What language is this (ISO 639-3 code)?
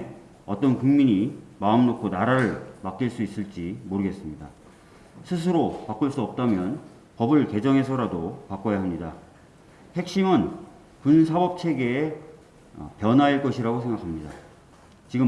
kor